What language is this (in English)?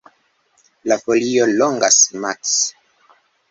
Esperanto